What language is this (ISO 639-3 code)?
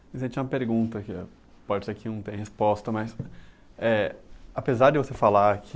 por